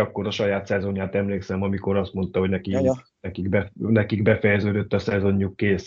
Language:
Hungarian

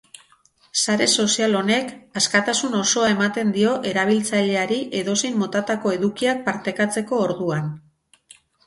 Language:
Basque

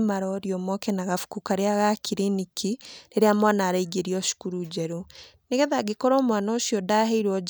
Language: Kikuyu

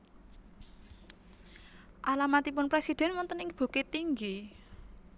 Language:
Javanese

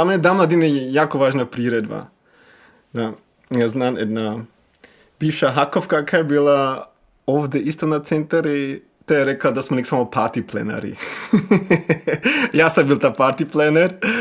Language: Croatian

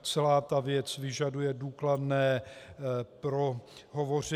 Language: Czech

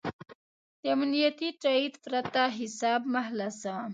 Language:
Pashto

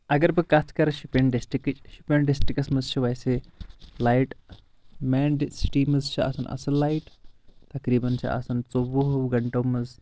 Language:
Kashmiri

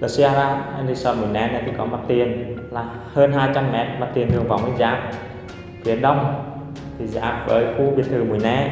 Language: Vietnamese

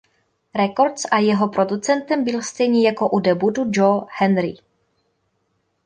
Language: Czech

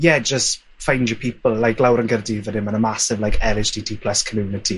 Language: Welsh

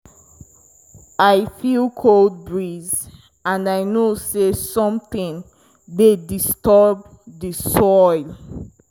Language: Nigerian Pidgin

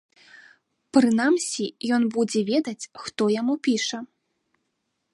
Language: Belarusian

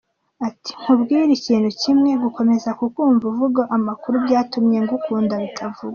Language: Kinyarwanda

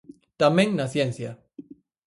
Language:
Galician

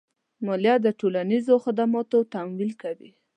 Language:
Pashto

